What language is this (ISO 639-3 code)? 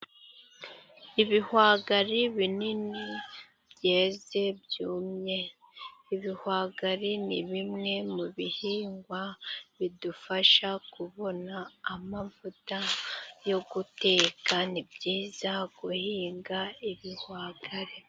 kin